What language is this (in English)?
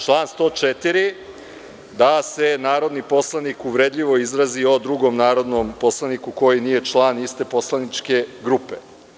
Serbian